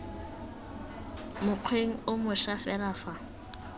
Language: Tswana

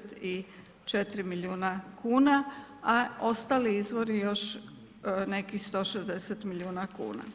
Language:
Croatian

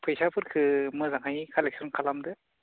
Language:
Bodo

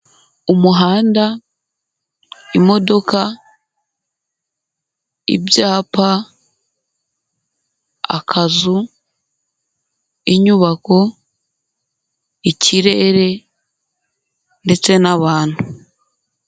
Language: Kinyarwanda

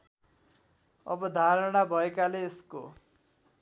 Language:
Nepali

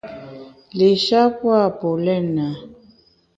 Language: Bamun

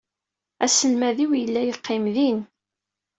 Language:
Kabyle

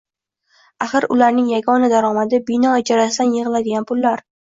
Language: Uzbek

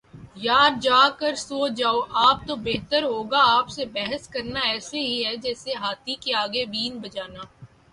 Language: Urdu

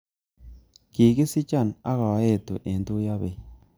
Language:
Kalenjin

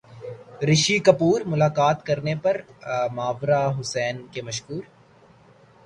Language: Urdu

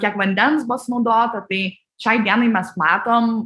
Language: Lithuanian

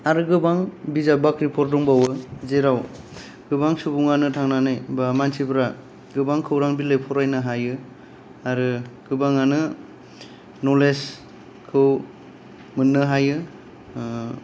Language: Bodo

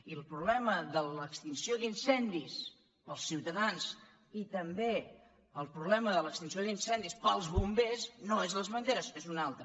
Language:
Catalan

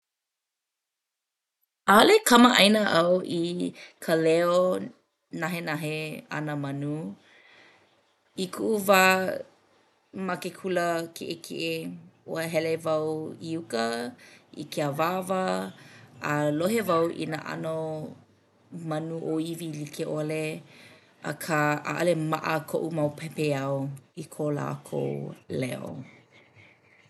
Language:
Hawaiian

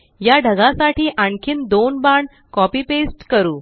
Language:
Marathi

